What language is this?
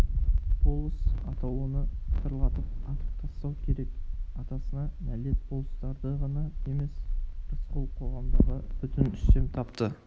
Kazakh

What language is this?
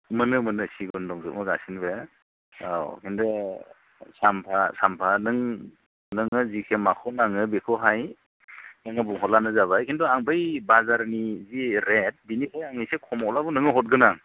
Bodo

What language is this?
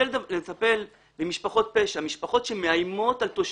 Hebrew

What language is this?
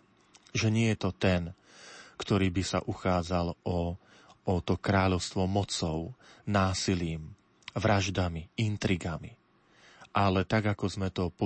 Slovak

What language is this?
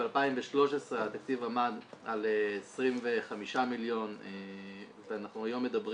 Hebrew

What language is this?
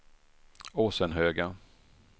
Swedish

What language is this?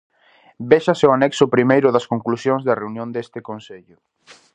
Galician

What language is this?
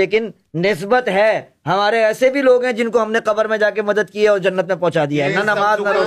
Urdu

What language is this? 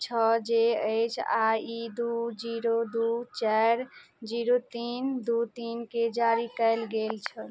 Maithili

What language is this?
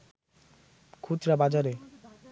Bangla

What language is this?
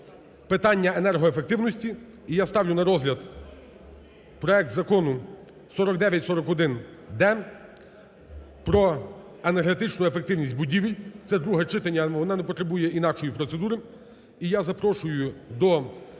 Ukrainian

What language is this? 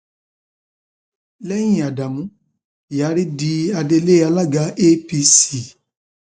Yoruba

